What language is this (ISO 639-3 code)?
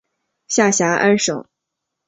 zho